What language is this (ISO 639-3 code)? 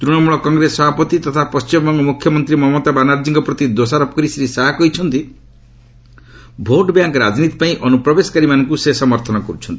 ori